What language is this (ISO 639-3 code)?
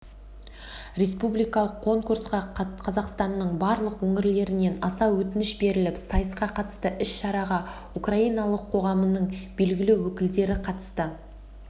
kaz